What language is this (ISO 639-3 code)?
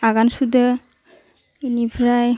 brx